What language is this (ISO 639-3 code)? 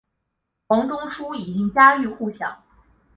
zho